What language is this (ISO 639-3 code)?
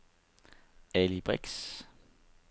dan